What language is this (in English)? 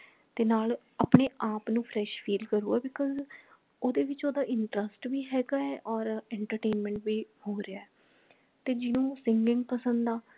Punjabi